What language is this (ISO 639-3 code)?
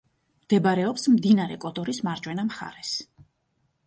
kat